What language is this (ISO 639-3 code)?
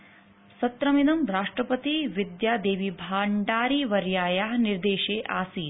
san